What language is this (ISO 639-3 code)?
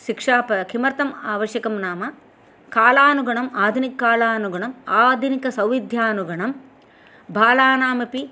san